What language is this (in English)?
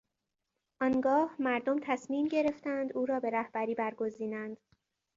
Persian